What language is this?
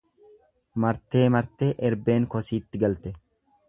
Oromo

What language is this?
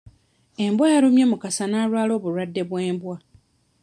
Ganda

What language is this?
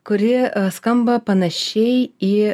Lithuanian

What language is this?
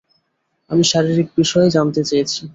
Bangla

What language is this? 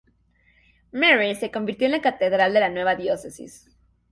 Spanish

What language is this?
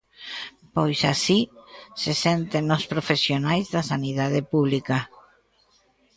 Galician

